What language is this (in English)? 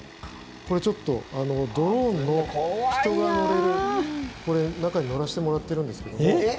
Japanese